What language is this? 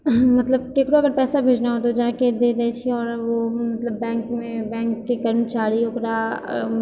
Maithili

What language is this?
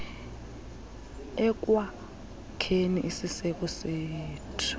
Xhosa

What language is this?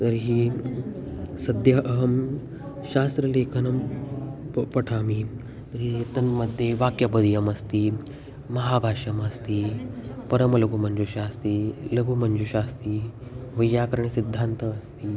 Sanskrit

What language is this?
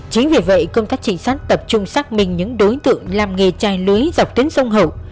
Vietnamese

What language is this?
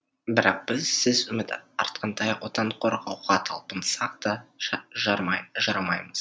Kazakh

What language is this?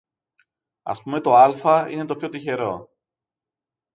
Greek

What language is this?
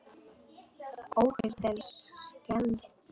Icelandic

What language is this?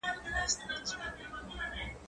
Pashto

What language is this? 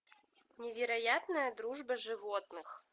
Russian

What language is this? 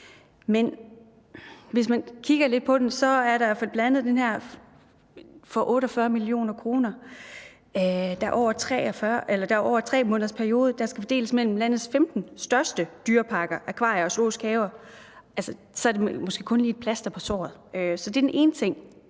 Danish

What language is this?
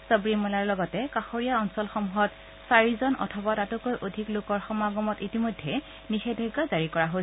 Assamese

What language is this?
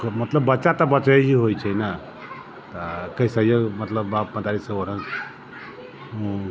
Maithili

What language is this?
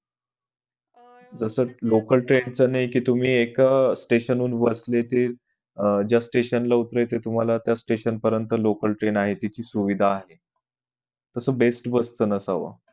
Marathi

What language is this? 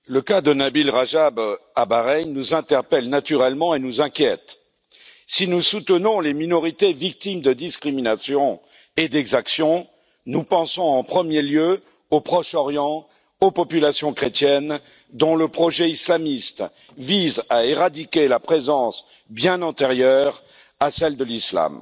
French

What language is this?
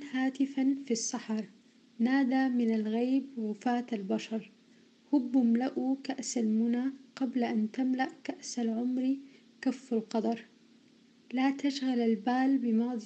Persian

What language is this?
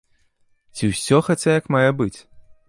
Belarusian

